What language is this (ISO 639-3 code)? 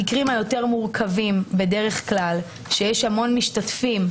heb